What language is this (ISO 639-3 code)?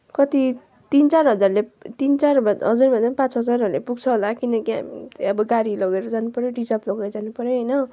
nep